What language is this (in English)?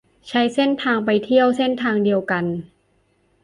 Thai